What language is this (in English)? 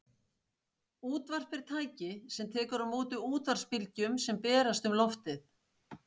Icelandic